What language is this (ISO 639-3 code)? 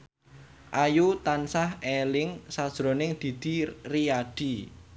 jav